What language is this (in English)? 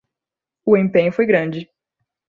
Portuguese